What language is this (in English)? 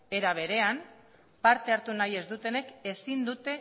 Basque